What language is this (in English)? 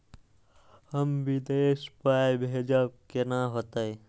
Maithili